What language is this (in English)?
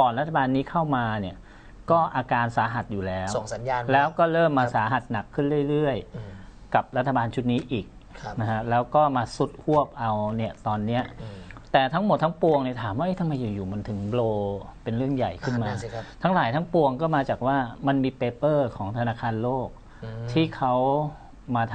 Thai